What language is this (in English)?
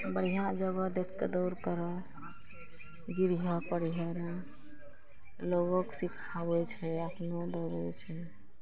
Maithili